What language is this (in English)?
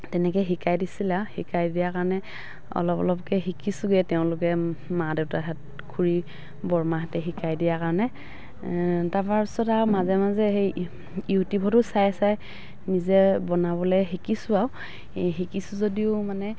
Assamese